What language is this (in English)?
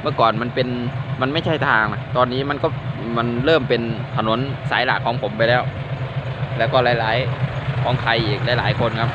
Thai